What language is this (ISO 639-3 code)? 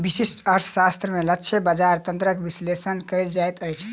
mai